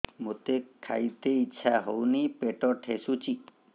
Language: Odia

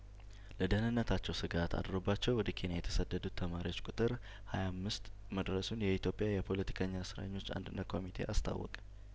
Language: Amharic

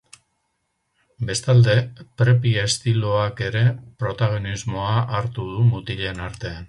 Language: Basque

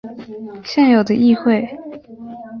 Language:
Chinese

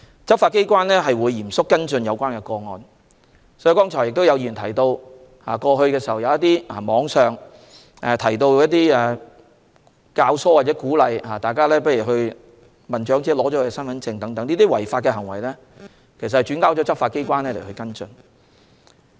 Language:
Cantonese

